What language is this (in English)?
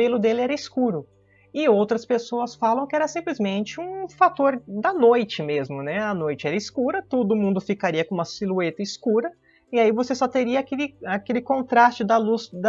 Portuguese